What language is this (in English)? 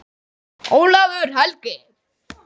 Icelandic